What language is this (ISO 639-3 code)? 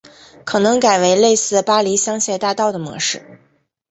zho